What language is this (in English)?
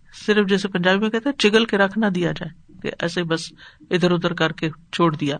Urdu